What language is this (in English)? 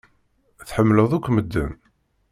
Kabyle